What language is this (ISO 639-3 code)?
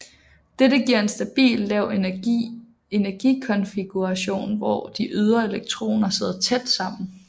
dan